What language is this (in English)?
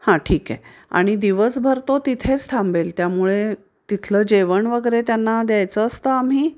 Marathi